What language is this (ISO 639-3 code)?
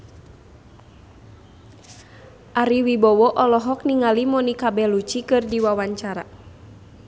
sun